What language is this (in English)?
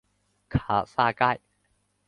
Chinese